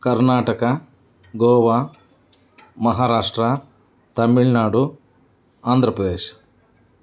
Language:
Kannada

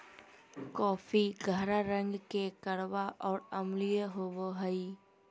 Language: Magahi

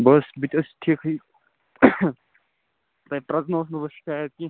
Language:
Kashmiri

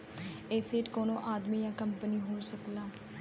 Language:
Bhojpuri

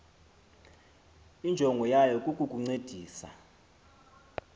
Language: Xhosa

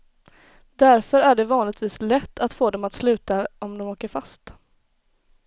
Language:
Swedish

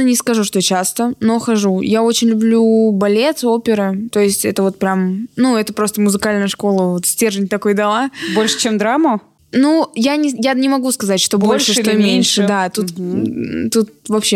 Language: Russian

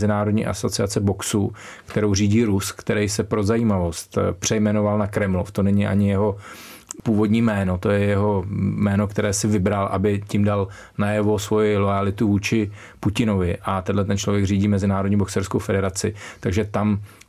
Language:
Czech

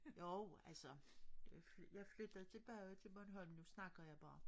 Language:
Danish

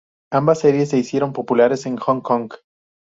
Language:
Spanish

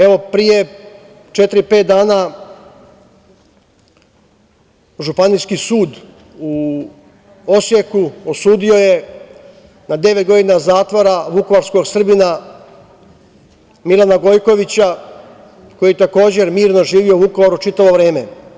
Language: Serbian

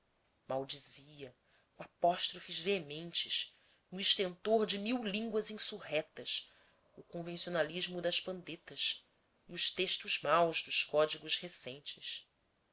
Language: Portuguese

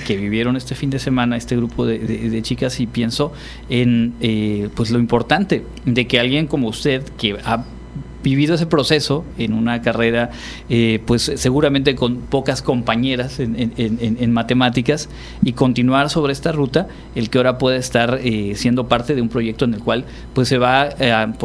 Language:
Spanish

